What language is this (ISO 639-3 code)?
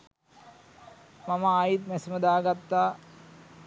sin